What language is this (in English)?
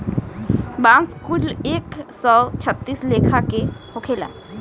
Bhojpuri